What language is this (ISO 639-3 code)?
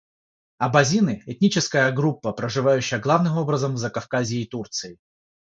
rus